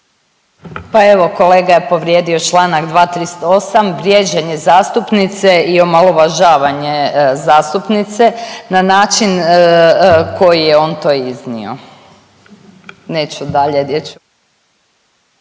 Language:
Croatian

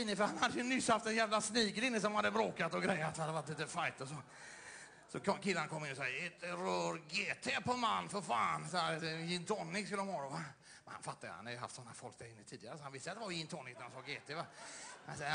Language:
Swedish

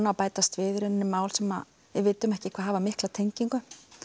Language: Icelandic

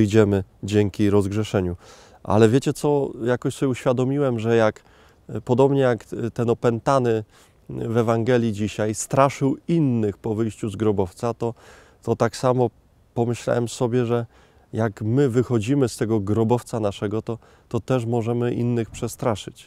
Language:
Polish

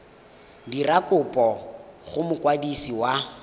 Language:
Tswana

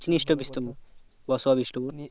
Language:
Bangla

